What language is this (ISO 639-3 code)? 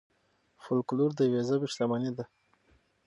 pus